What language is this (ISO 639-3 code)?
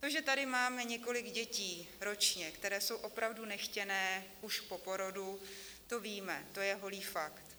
ces